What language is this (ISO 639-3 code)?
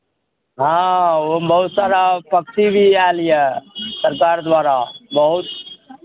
mai